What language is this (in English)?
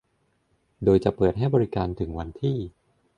Thai